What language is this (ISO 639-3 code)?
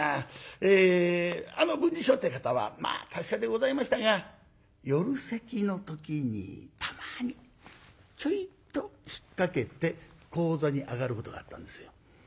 jpn